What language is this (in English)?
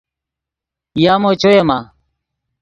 Yidgha